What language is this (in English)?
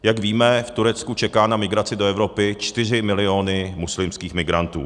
Czech